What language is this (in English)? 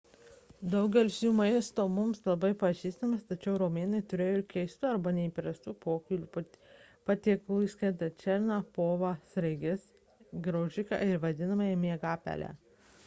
Lithuanian